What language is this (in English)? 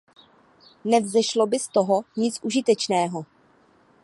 Czech